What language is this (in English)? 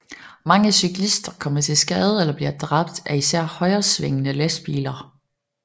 Danish